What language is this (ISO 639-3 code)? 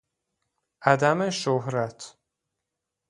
fas